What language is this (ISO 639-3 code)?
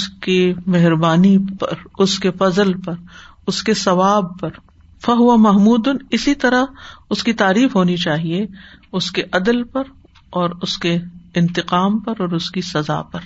urd